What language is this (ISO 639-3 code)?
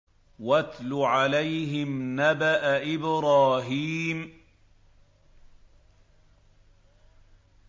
ara